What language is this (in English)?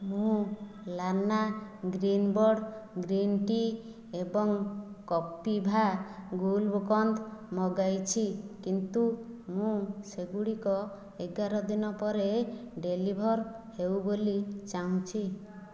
Odia